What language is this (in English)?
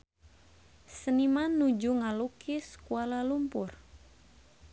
Sundanese